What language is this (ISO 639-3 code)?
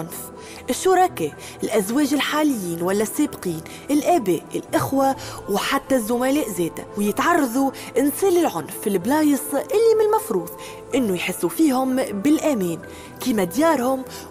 ara